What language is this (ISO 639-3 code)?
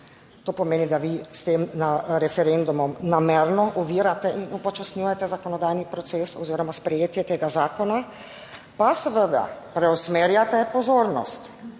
slv